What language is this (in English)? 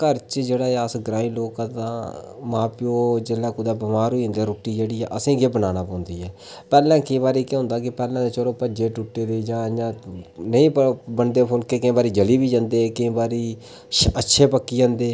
Dogri